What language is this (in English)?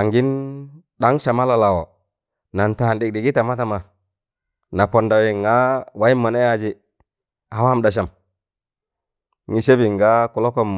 Tangale